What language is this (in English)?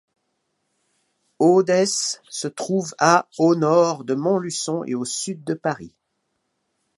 French